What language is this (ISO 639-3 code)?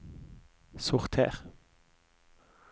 nor